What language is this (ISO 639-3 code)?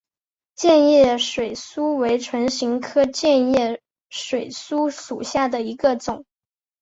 zho